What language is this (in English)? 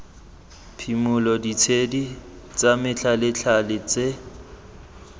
Tswana